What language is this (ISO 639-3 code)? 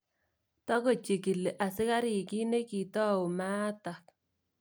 kln